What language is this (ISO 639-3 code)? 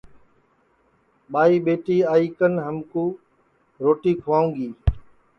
ssi